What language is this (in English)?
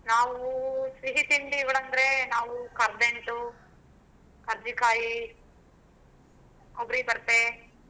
Kannada